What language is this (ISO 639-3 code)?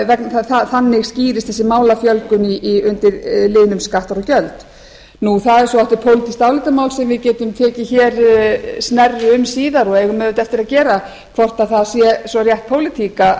isl